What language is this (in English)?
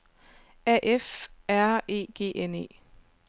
Danish